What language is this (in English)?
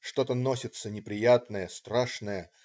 Russian